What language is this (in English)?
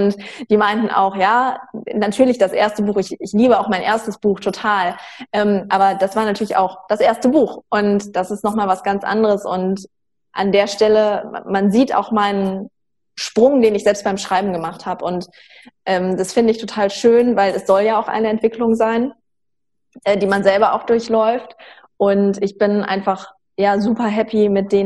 German